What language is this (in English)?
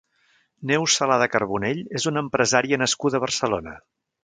Catalan